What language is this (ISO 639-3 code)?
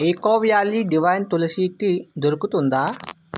tel